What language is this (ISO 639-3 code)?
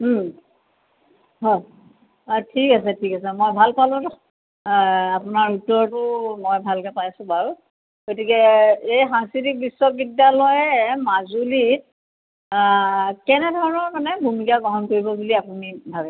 asm